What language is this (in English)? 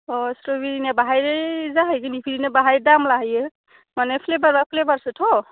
Bodo